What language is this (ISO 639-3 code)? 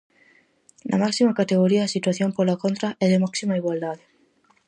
glg